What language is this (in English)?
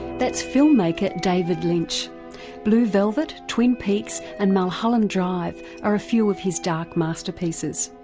English